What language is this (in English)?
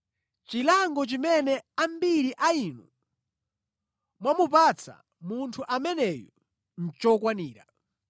Nyanja